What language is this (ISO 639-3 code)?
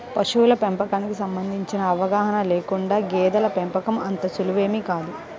tel